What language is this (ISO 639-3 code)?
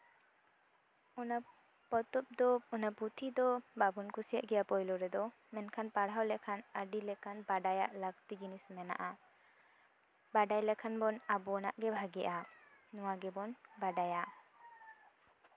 sat